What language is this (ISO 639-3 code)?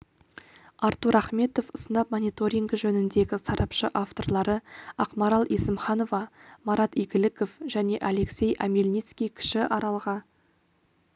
kaz